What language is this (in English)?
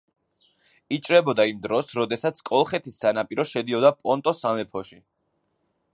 Georgian